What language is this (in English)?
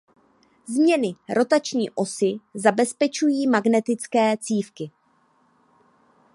Czech